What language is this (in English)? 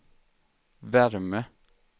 Swedish